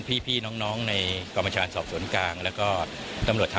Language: Thai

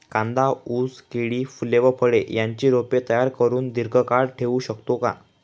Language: Marathi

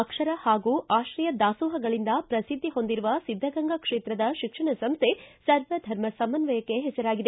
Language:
Kannada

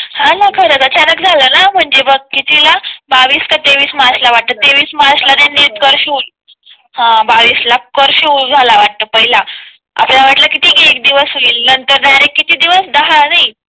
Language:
Marathi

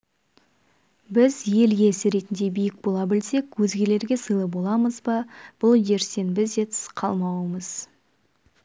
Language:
Kazakh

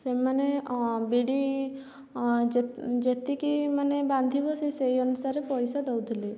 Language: Odia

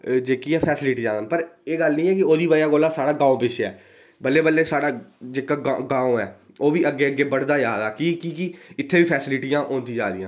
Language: Dogri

